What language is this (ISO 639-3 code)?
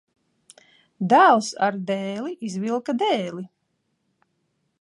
lav